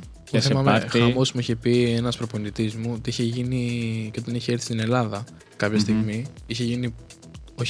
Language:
Greek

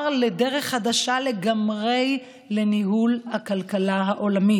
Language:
Hebrew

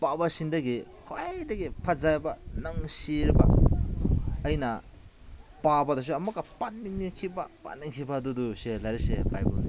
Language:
Manipuri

